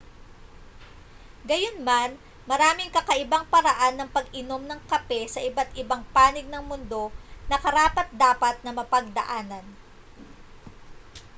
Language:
Filipino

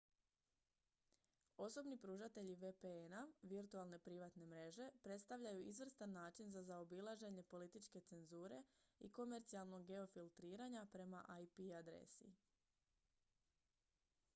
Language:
Croatian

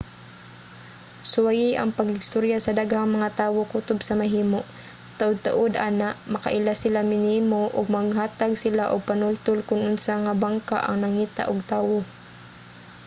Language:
Cebuano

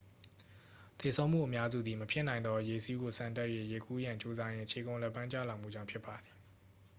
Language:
Burmese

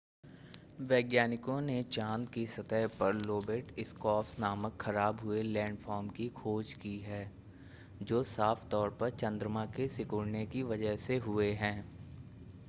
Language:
Hindi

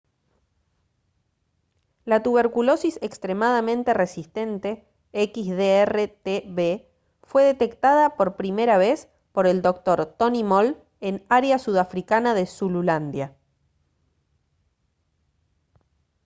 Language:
Spanish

